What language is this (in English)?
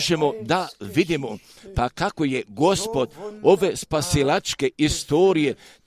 Croatian